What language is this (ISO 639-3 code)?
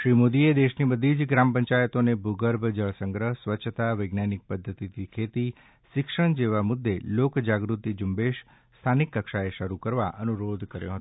guj